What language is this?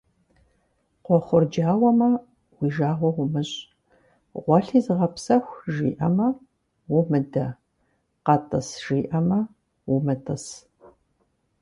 Kabardian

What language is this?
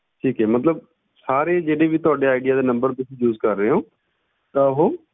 Punjabi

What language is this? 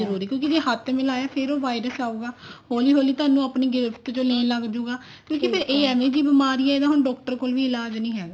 Punjabi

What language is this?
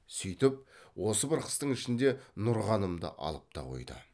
Kazakh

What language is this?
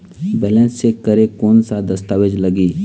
Chhattisgarhi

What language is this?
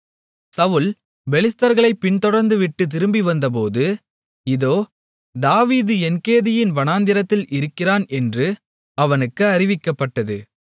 Tamil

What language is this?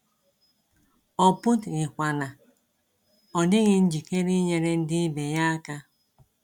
Igbo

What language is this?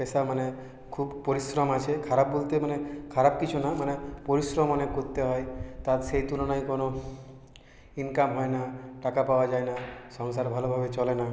Bangla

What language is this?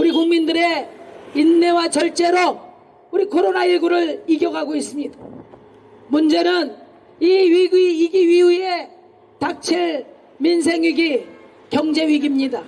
Korean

